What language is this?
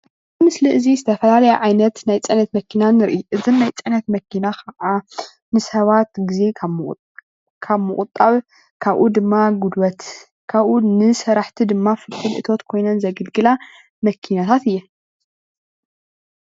Tigrinya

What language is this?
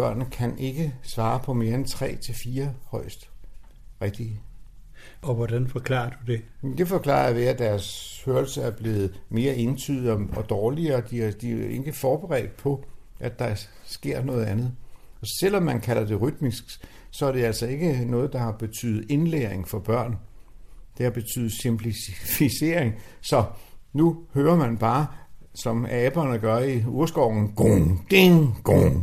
Danish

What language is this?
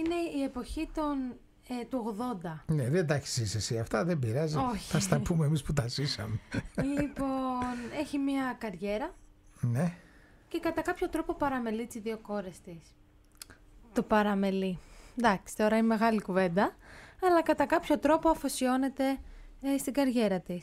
Greek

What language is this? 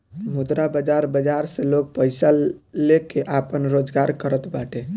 Bhojpuri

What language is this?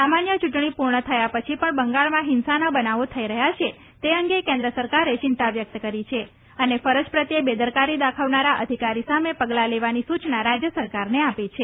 Gujarati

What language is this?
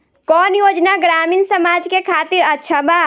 Bhojpuri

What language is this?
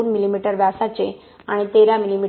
Marathi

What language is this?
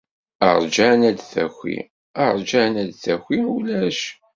Kabyle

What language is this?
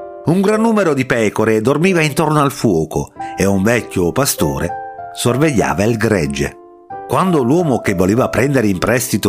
Italian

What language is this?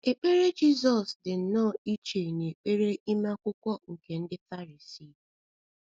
Igbo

